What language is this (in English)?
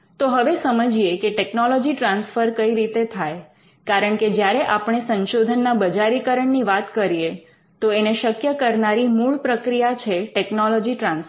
Gujarati